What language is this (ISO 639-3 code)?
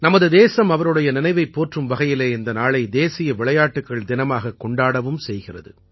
tam